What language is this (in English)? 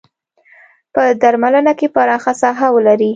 Pashto